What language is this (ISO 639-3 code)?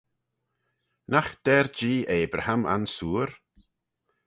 glv